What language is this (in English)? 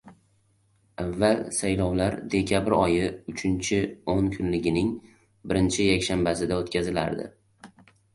Uzbek